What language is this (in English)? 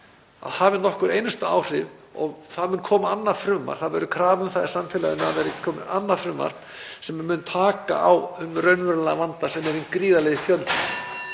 Icelandic